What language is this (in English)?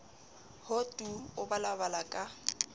Southern Sotho